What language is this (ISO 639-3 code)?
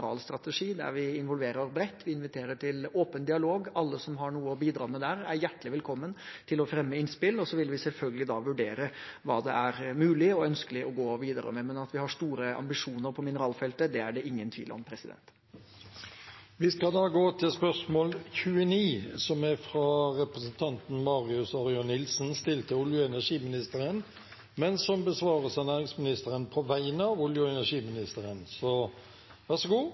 nor